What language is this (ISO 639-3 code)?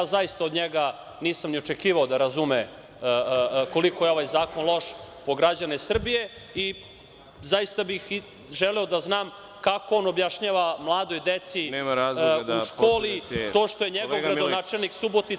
srp